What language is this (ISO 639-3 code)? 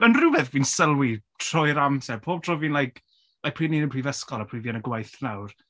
cym